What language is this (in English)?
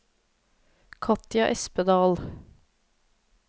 Norwegian